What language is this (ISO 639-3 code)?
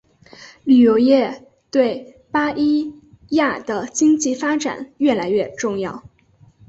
zho